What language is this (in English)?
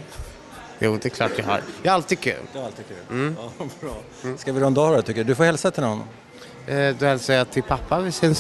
Swedish